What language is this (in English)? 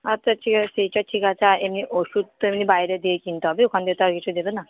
Bangla